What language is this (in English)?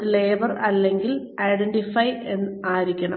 Malayalam